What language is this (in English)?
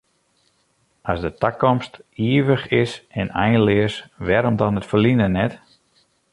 Western Frisian